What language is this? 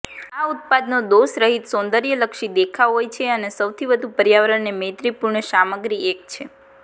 Gujarati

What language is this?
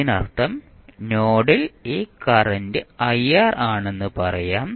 Malayalam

